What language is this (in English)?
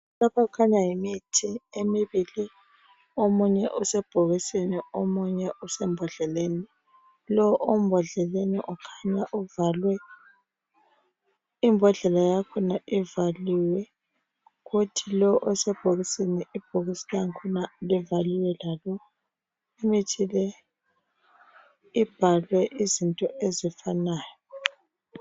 North Ndebele